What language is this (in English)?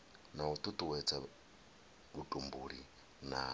Venda